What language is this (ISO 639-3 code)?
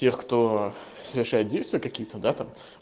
rus